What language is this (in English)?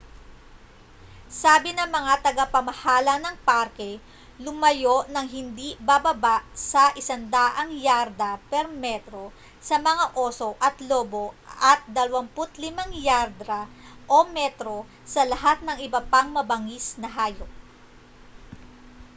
Filipino